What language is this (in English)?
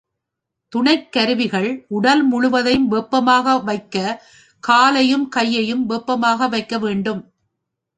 Tamil